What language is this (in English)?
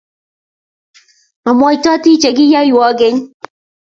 Kalenjin